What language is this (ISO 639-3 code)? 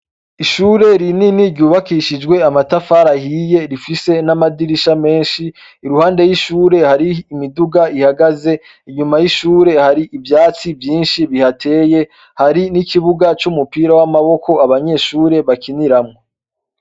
run